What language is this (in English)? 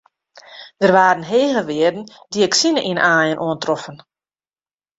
Western Frisian